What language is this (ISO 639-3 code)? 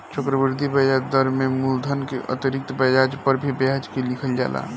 bho